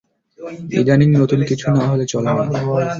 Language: Bangla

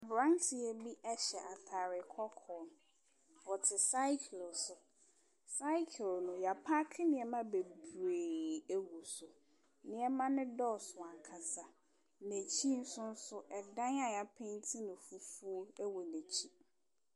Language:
Akan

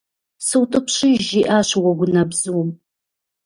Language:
Kabardian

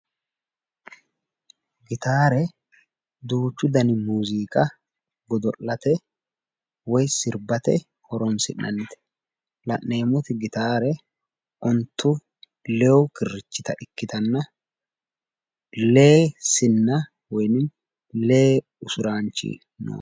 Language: Sidamo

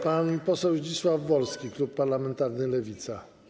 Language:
Polish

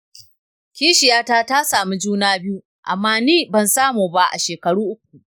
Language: Hausa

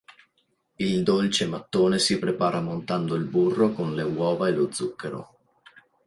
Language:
Italian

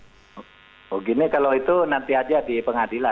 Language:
Indonesian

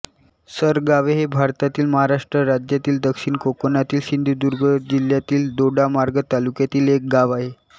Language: Marathi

